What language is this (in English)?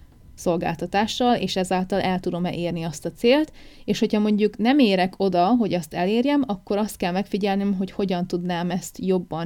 Hungarian